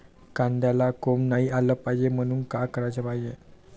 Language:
Marathi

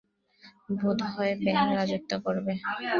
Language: Bangla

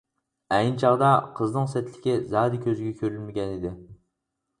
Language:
Uyghur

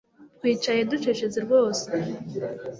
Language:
Kinyarwanda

